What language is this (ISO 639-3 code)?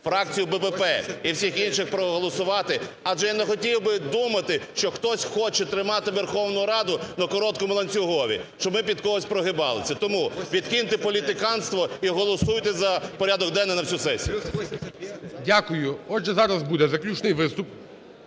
ukr